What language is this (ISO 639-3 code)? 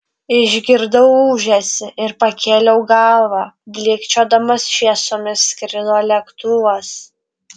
lit